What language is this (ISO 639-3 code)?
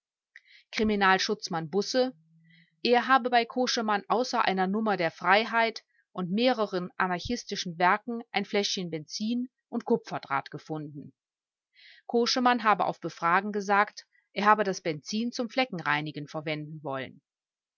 deu